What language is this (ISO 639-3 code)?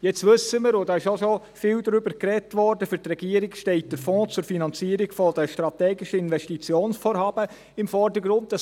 gsw